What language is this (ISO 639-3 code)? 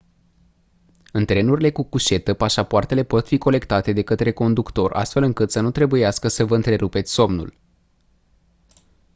ron